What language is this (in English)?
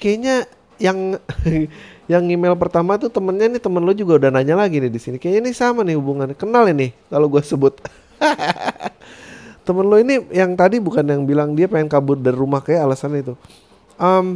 Indonesian